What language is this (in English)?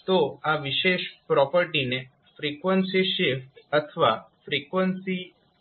Gujarati